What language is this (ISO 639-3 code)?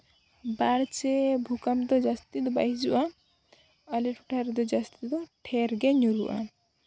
sat